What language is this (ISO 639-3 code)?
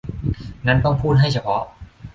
tha